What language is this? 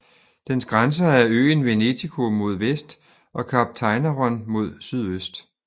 Danish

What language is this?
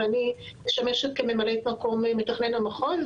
Hebrew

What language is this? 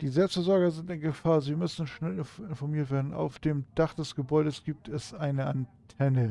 German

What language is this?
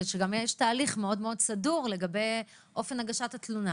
Hebrew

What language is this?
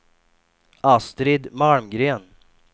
Swedish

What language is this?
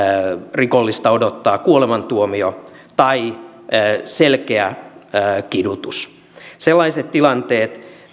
Finnish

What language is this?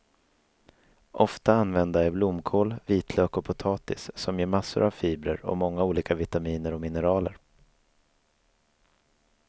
Swedish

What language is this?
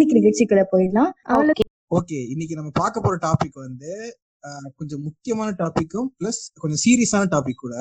Tamil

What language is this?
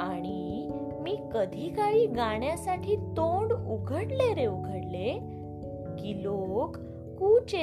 Marathi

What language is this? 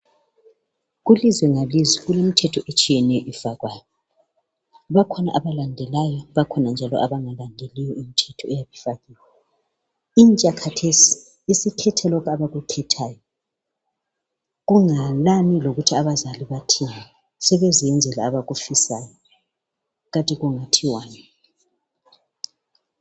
North Ndebele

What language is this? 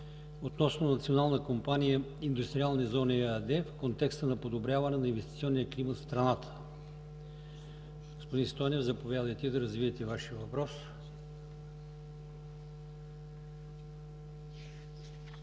Bulgarian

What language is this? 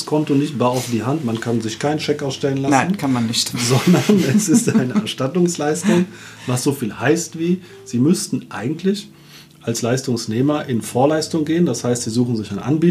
German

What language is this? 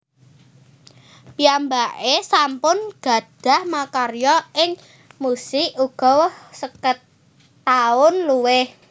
Javanese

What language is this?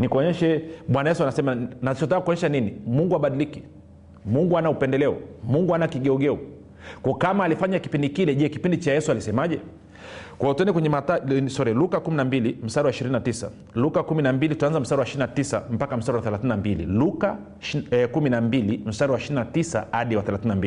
Swahili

